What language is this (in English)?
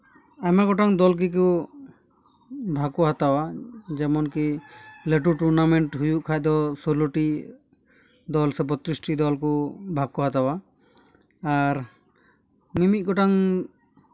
Santali